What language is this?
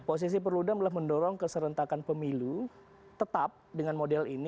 Indonesian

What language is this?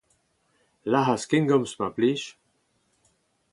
Breton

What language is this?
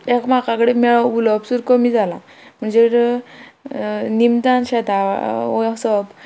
Konkani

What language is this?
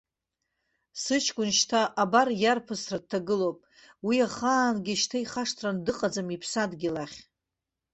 Abkhazian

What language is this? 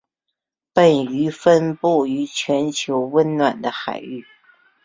Chinese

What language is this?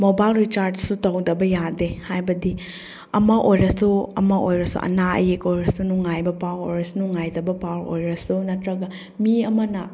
Manipuri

